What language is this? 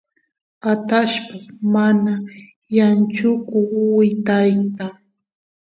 Santiago del Estero Quichua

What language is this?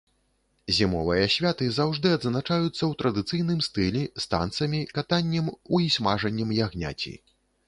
Belarusian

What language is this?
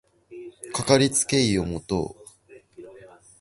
Japanese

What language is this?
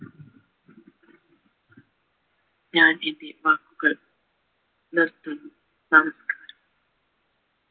Malayalam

